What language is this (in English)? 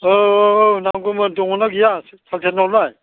Bodo